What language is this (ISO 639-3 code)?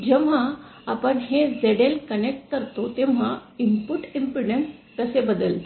mar